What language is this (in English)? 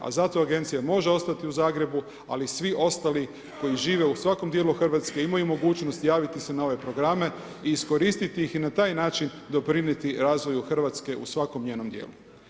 Croatian